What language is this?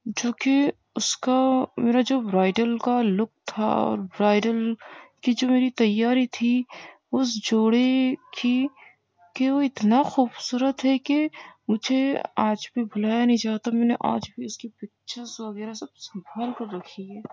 Urdu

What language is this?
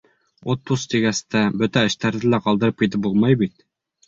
Bashkir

